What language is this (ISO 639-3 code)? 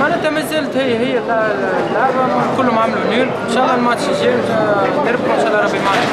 ara